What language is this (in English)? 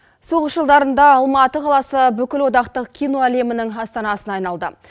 Kazakh